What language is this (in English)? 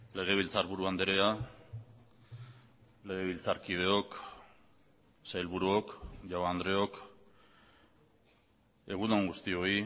Basque